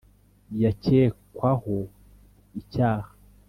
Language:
Kinyarwanda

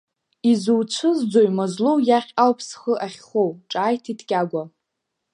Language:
Abkhazian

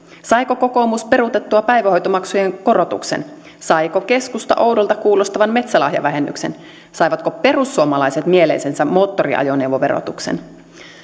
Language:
Finnish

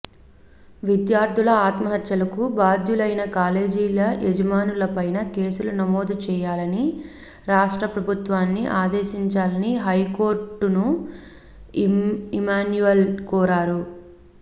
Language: Telugu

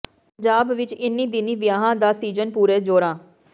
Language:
Punjabi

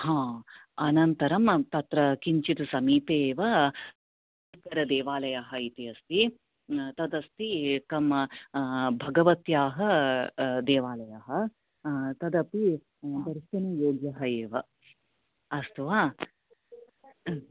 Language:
Sanskrit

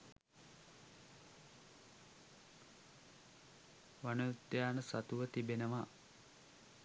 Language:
Sinhala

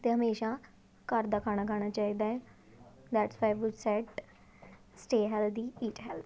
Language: Punjabi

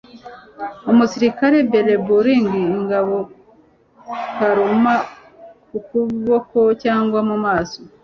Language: Kinyarwanda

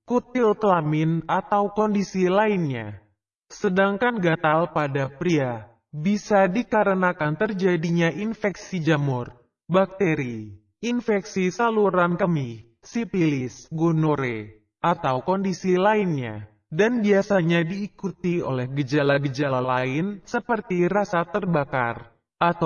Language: Indonesian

